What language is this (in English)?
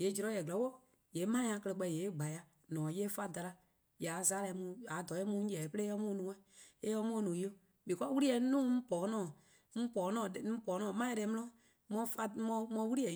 Eastern Krahn